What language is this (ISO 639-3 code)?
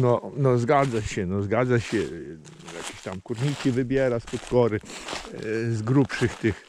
pol